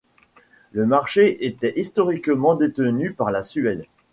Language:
French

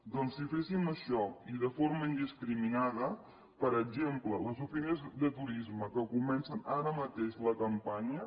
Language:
Catalan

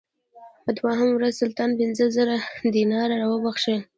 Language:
Pashto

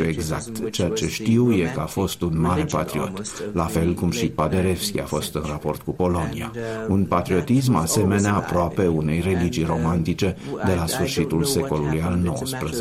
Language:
Romanian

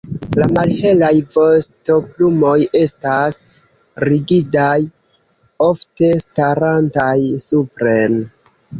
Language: Esperanto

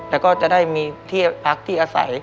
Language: Thai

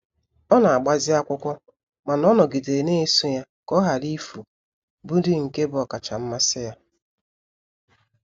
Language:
Igbo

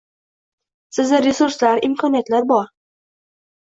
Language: Uzbek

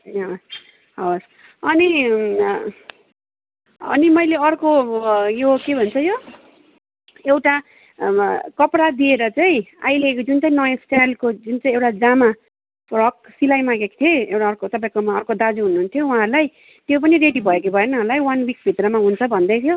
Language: Nepali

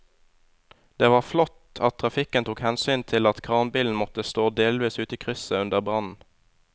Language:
Norwegian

